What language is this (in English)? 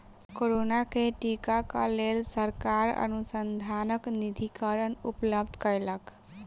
Maithili